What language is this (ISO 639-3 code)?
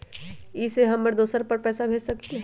mag